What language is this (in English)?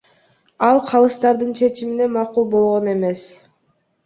Kyrgyz